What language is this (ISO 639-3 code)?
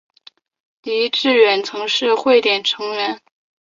zho